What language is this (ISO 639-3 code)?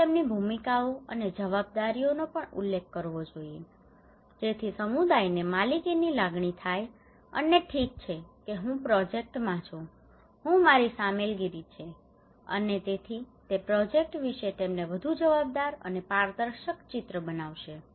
guj